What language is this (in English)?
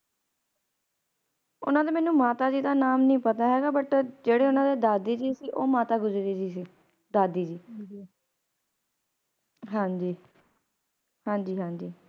Punjabi